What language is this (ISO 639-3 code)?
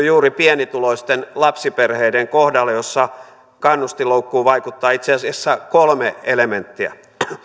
fin